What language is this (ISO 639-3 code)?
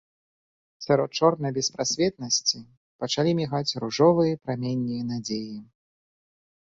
bel